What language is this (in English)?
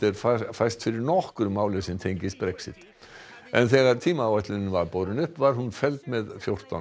Icelandic